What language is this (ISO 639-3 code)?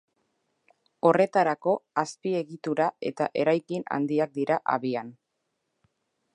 eus